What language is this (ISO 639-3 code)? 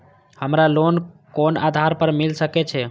mai